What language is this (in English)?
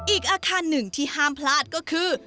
Thai